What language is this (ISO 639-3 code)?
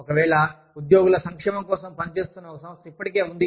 tel